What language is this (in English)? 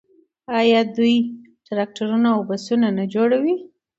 Pashto